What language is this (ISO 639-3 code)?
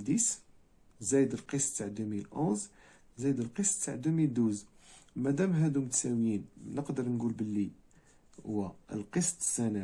ara